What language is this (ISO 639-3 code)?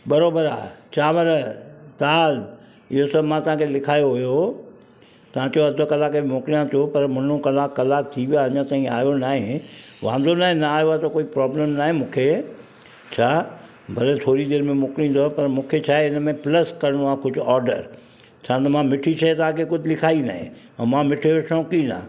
snd